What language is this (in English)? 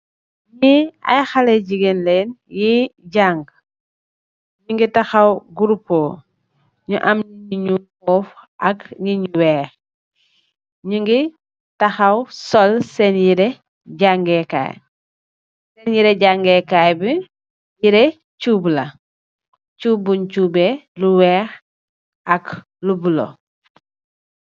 Wolof